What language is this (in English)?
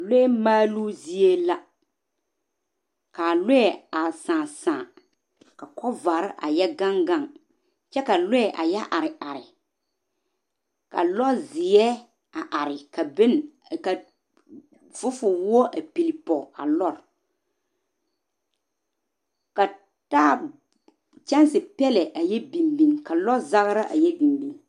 Southern Dagaare